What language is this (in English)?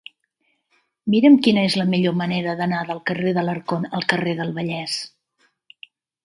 Catalan